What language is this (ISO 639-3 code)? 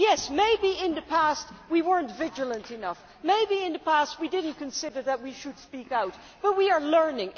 eng